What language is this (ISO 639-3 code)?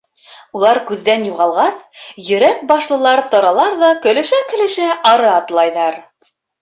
bak